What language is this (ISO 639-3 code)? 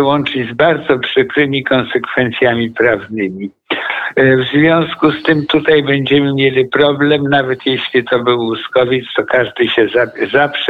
pol